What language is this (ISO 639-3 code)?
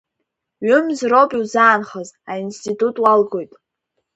abk